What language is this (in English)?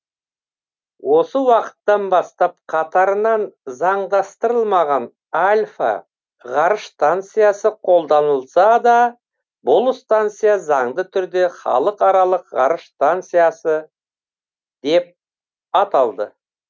Kazakh